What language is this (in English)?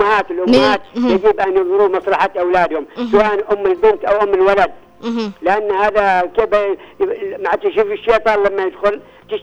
Arabic